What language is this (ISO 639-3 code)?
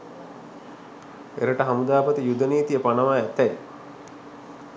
sin